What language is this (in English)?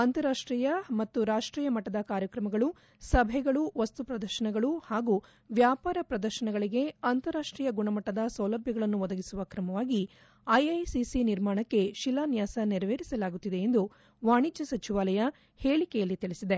Kannada